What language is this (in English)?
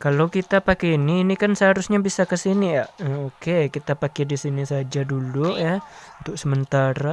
Indonesian